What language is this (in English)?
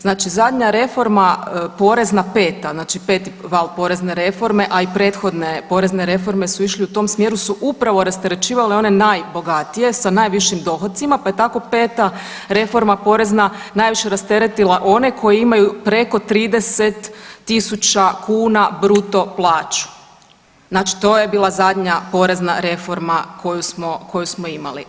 Croatian